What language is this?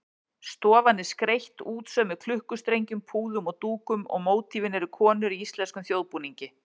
Icelandic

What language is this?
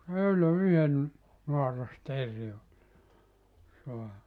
Finnish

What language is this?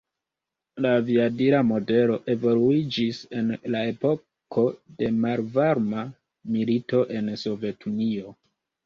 Esperanto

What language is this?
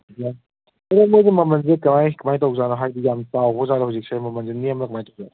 Manipuri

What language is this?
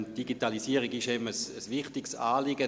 Swiss German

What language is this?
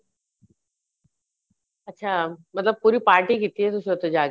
Punjabi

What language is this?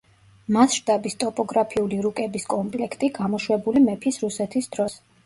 Georgian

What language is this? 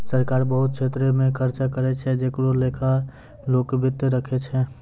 Maithili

